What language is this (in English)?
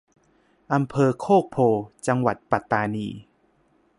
Thai